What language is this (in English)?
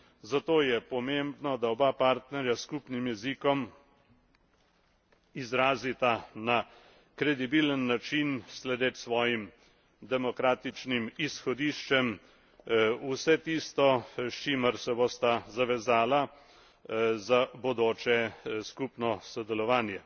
Slovenian